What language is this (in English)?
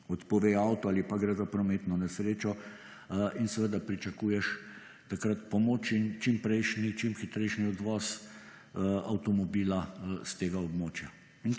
Slovenian